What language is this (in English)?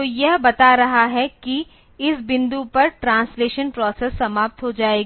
Hindi